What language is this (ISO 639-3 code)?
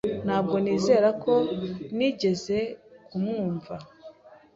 kin